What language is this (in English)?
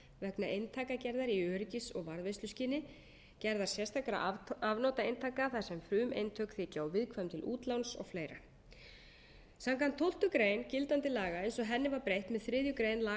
Icelandic